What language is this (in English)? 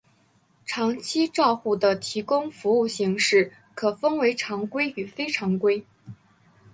Chinese